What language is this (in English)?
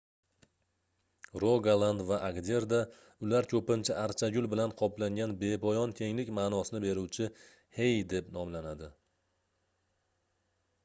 Uzbek